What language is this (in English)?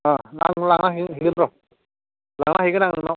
Bodo